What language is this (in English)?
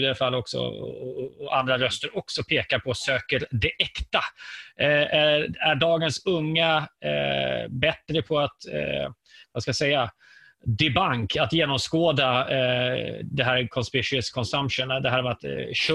Swedish